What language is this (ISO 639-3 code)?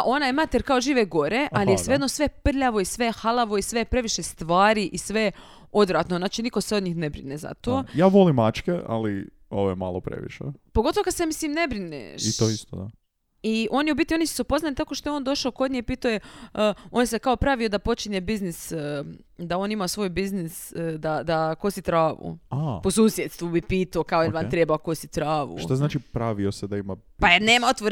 hrv